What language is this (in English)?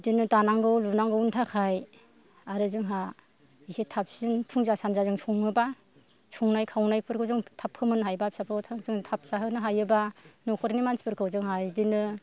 Bodo